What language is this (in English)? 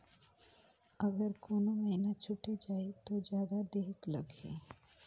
Chhattisgarhi